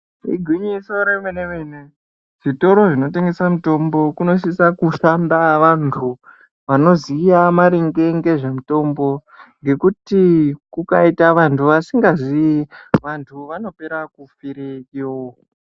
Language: Ndau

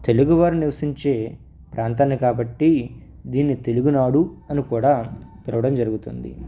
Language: Telugu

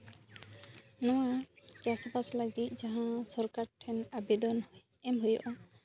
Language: Santali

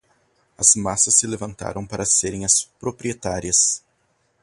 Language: Portuguese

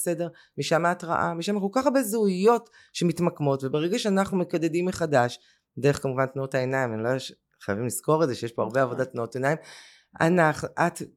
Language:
Hebrew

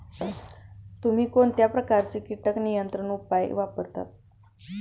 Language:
Marathi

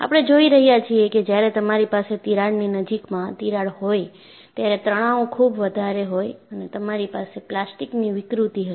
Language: Gujarati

